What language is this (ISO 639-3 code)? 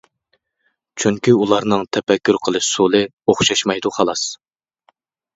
uig